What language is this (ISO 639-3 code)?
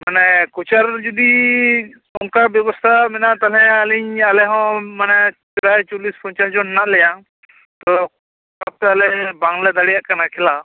sat